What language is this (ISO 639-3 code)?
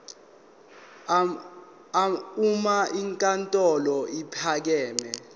zul